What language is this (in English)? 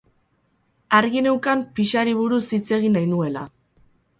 Basque